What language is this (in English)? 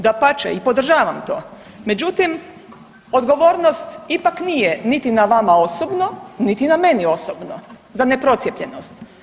Croatian